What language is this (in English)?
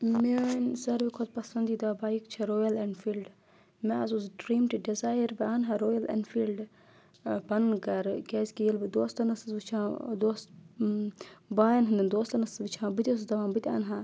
Kashmiri